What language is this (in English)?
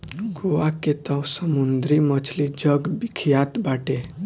Bhojpuri